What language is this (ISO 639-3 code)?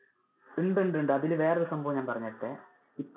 mal